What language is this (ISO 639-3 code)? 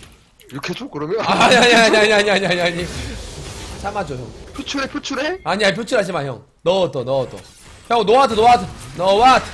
kor